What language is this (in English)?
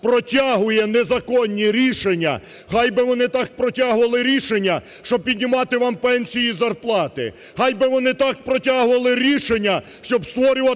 Ukrainian